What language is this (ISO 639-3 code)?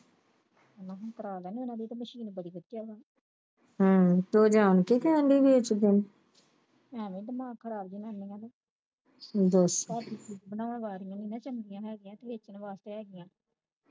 pan